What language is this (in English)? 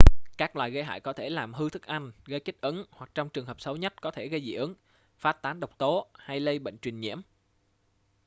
Vietnamese